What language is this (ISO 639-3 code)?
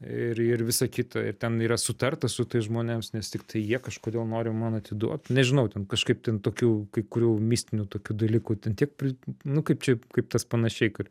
lit